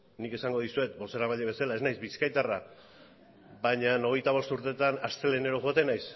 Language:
Basque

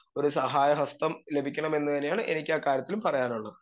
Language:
Malayalam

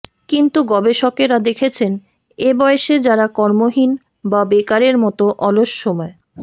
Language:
Bangla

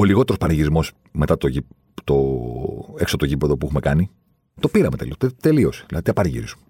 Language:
Greek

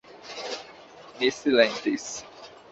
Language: Esperanto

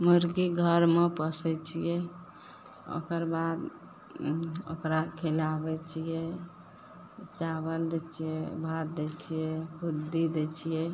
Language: Maithili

